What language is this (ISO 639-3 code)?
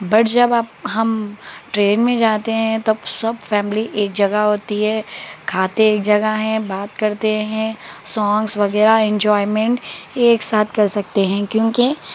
urd